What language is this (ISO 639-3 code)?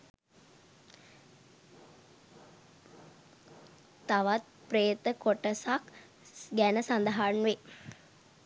sin